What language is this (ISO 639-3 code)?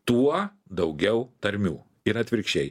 lit